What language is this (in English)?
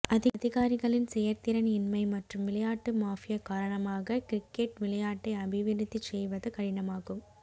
Tamil